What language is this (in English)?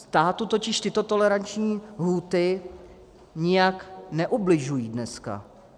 Czech